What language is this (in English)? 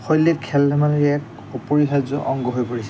Assamese